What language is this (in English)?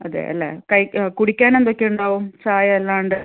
Malayalam